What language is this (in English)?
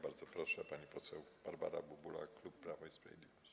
Polish